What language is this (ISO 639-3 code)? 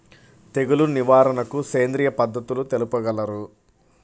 tel